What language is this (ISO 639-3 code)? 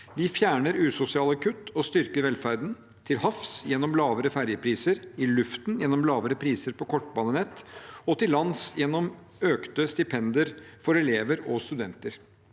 nor